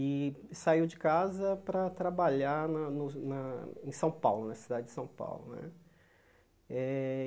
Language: Portuguese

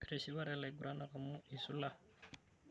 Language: Masai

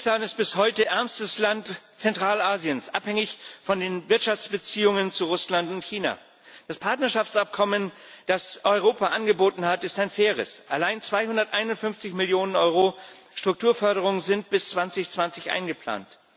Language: German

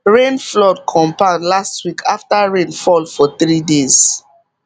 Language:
Nigerian Pidgin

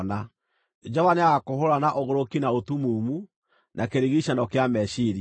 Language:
Kikuyu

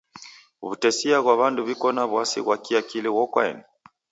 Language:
Taita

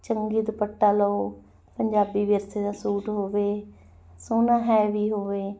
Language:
Punjabi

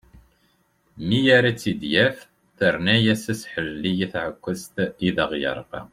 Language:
Kabyle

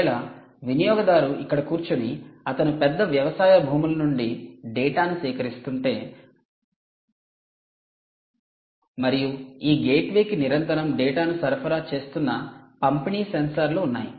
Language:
Telugu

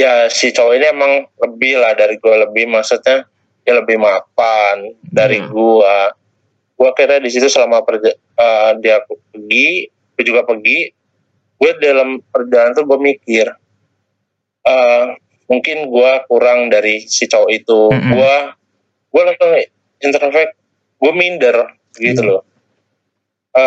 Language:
Indonesian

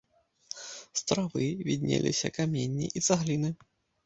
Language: Belarusian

